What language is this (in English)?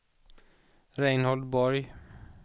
Swedish